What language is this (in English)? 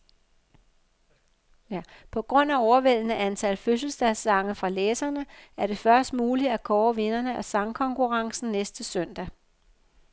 Danish